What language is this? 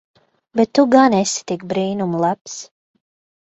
Latvian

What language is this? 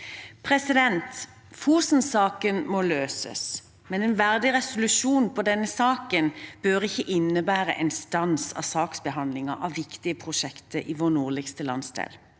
Norwegian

